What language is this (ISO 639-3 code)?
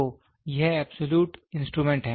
hin